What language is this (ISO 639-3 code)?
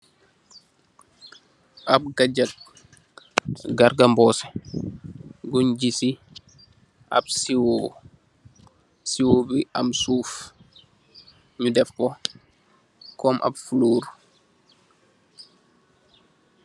wol